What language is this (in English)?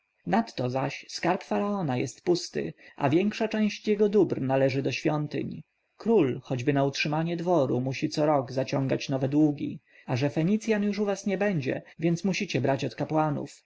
Polish